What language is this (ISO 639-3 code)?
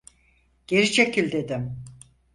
tur